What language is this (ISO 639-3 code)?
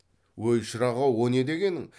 kaz